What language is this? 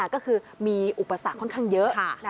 Thai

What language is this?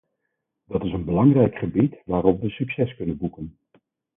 Dutch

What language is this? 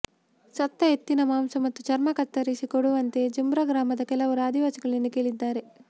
Kannada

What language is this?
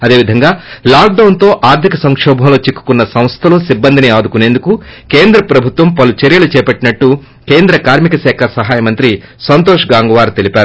Telugu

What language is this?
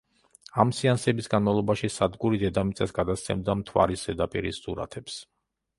Georgian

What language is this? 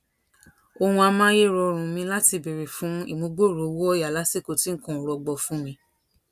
Yoruba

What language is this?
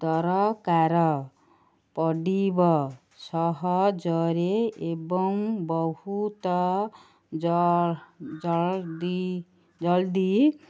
Odia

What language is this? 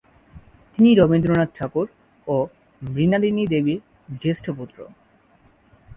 Bangla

